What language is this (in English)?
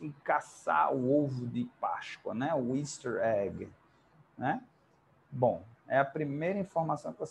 Portuguese